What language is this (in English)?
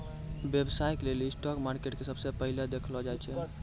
Maithili